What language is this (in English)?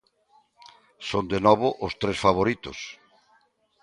Galician